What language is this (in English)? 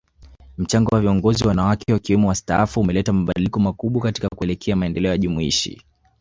Swahili